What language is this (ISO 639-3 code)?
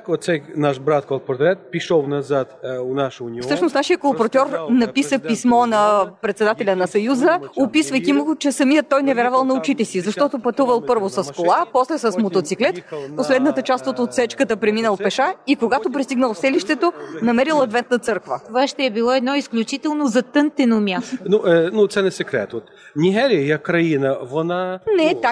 bul